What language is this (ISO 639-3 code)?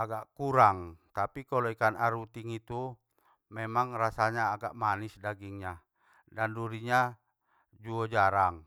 btm